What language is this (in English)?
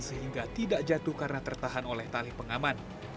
Indonesian